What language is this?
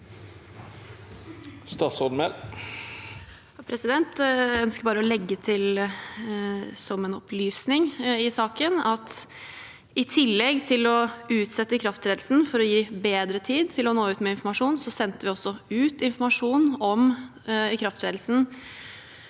Norwegian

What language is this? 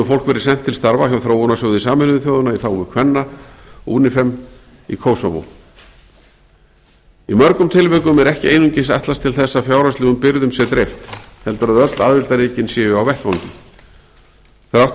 Icelandic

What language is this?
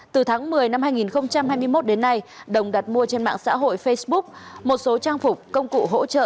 Vietnamese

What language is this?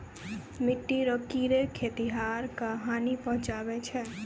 Maithili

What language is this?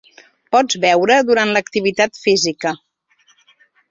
Catalan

